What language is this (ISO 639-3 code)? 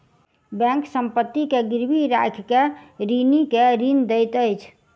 mai